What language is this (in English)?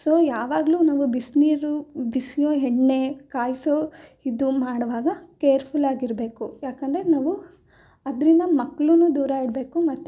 Kannada